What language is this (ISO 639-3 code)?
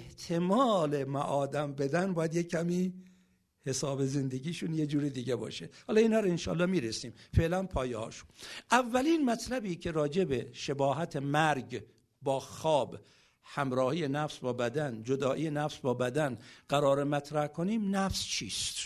fas